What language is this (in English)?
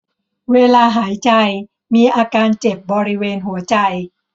Thai